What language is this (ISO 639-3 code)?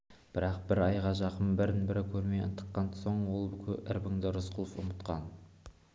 kaz